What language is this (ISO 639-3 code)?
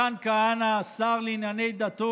heb